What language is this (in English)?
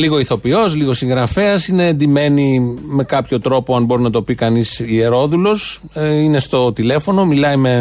Greek